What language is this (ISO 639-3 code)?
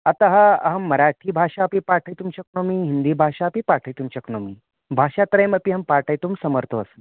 san